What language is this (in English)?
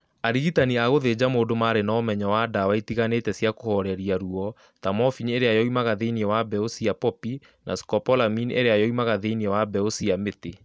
Kikuyu